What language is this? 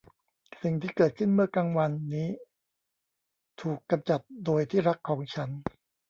Thai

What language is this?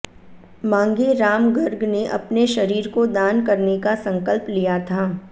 Hindi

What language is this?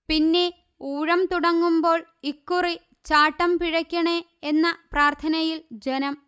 Malayalam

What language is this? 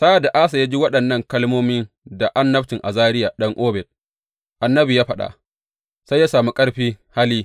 Hausa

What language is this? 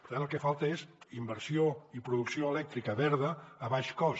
Catalan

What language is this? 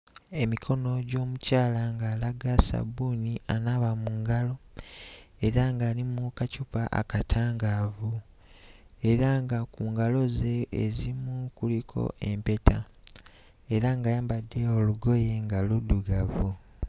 Ganda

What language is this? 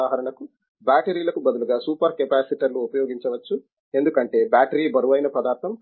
Telugu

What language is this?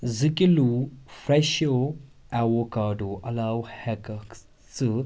Kashmiri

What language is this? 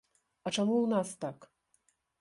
Belarusian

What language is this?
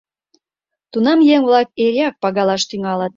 Mari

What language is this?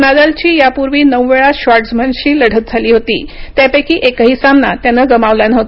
Marathi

